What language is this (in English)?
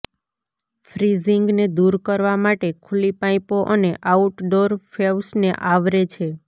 Gujarati